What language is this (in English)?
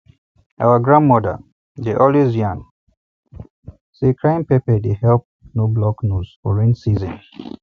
Nigerian Pidgin